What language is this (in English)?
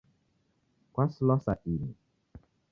Taita